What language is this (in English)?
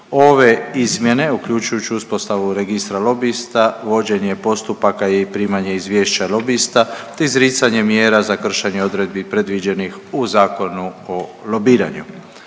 Croatian